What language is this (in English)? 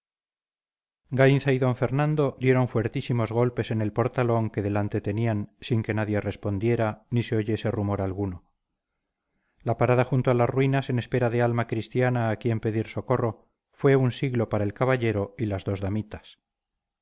Spanish